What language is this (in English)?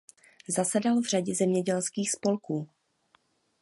Czech